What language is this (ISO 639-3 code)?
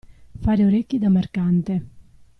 ita